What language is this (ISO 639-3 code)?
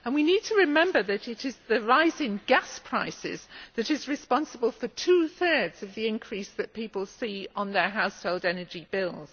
eng